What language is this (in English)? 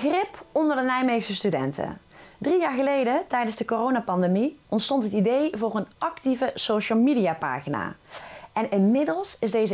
Dutch